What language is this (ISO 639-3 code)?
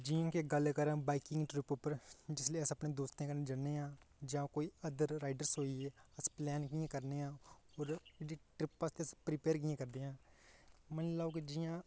doi